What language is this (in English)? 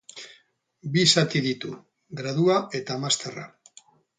Basque